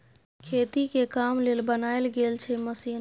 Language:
Maithili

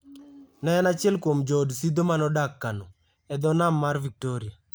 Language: Luo (Kenya and Tanzania)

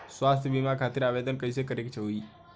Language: Bhojpuri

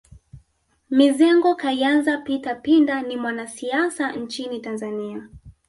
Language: Swahili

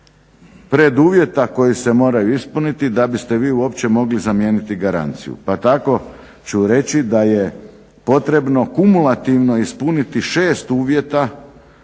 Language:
Croatian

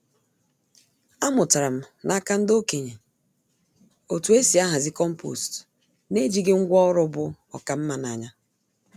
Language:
Igbo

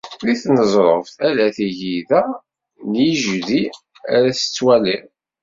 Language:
Kabyle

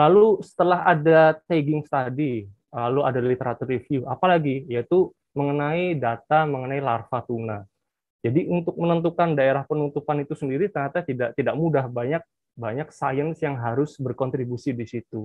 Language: Indonesian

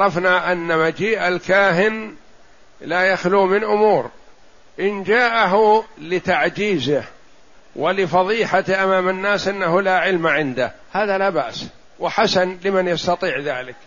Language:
Arabic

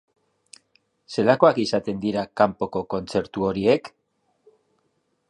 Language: Basque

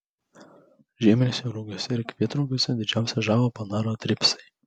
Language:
Lithuanian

